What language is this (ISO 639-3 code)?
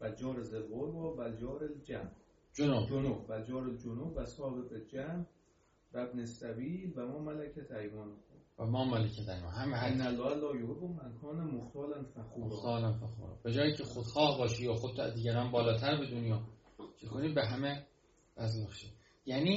fas